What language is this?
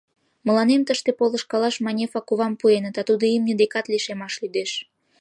Mari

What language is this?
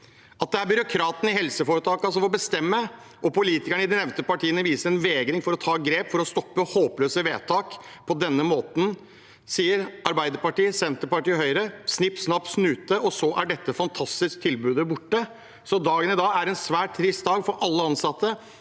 Norwegian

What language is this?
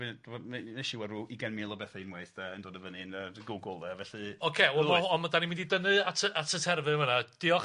Welsh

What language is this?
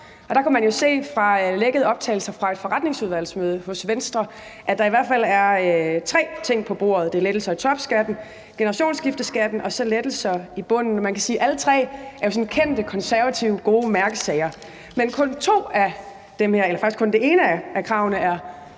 Danish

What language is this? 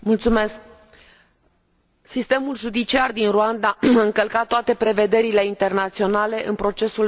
Romanian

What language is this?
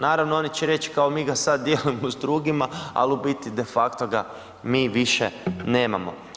Croatian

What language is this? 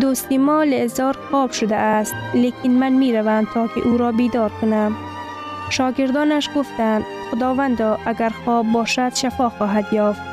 Persian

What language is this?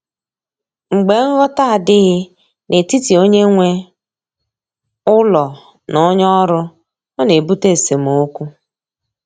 Igbo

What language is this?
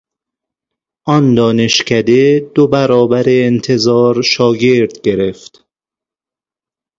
Persian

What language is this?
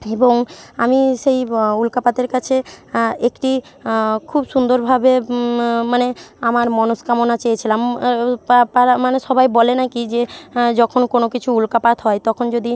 Bangla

